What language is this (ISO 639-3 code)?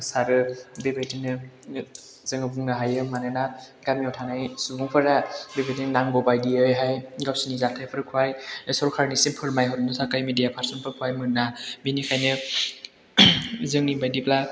brx